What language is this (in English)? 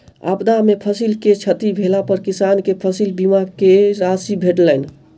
Maithili